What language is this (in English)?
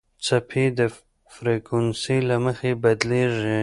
Pashto